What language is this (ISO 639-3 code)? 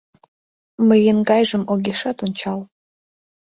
chm